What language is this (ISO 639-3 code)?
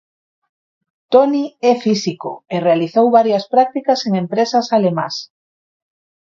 glg